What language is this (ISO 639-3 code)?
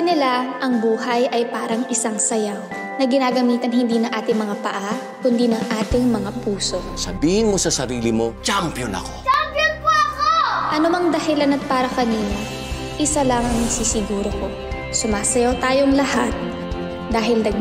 fil